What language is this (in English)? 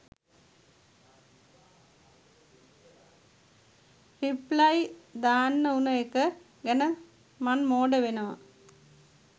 Sinhala